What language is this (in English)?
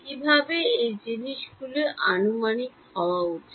Bangla